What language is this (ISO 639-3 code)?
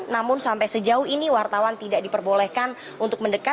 ind